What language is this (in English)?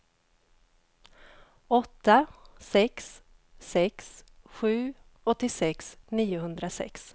Swedish